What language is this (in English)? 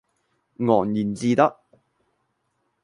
Cantonese